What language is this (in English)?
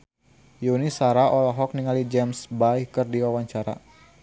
Sundanese